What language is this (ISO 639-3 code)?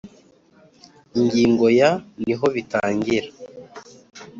kin